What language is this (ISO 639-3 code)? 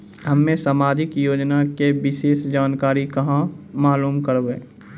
mai